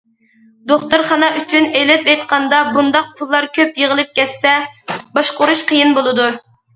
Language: Uyghur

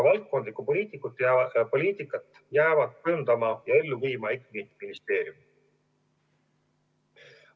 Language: Estonian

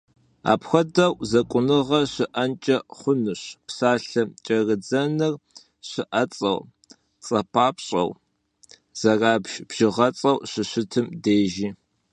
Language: Kabardian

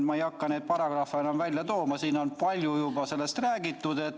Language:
Estonian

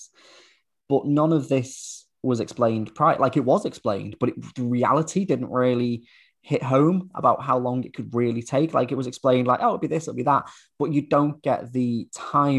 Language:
English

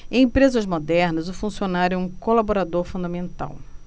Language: Portuguese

